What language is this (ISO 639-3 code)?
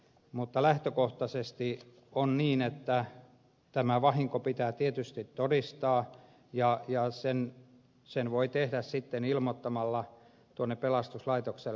fin